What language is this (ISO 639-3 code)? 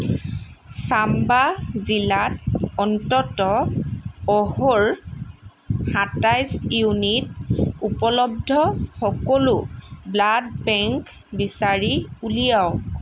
asm